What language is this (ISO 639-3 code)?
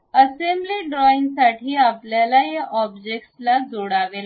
mar